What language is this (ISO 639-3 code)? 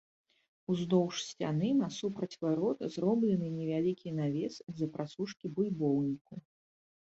bel